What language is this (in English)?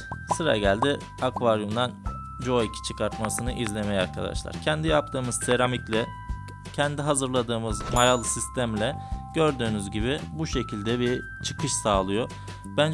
Turkish